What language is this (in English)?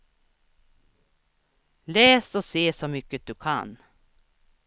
Swedish